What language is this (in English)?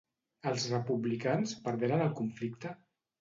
Catalan